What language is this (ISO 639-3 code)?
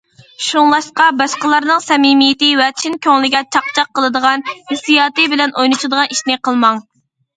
uig